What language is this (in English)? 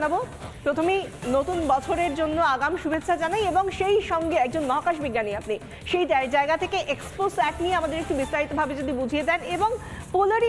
Bangla